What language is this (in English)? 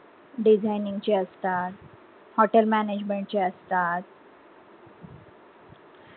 Marathi